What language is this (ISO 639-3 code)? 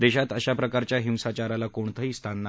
mar